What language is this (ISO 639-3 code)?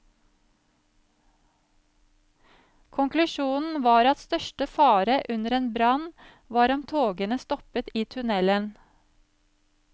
nor